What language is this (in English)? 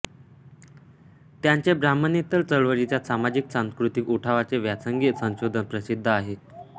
Marathi